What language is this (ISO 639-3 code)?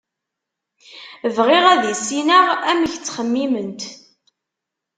kab